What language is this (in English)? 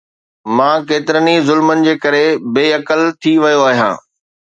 Sindhi